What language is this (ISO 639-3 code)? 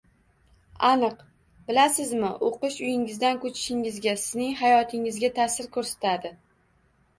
uzb